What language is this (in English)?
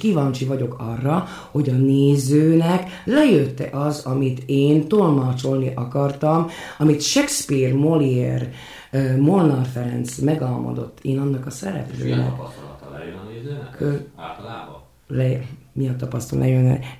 Hungarian